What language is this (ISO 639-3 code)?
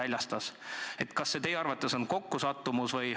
est